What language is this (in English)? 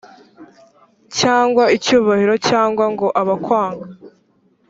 Kinyarwanda